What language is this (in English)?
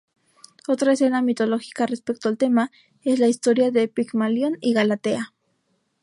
Spanish